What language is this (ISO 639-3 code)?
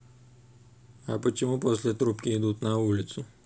rus